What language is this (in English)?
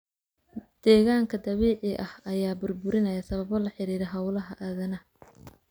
Somali